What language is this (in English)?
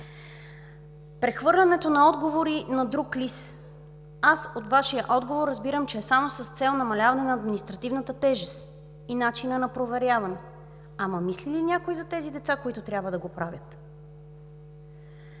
Bulgarian